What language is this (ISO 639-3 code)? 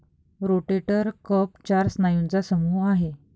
mar